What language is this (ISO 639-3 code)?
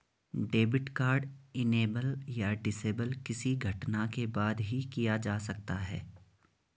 hin